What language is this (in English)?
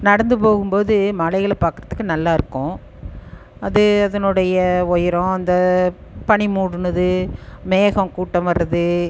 Tamil